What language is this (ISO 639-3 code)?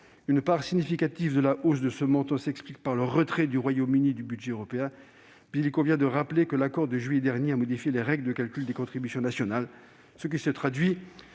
fra